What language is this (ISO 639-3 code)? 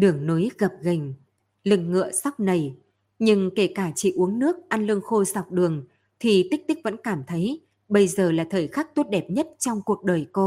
vie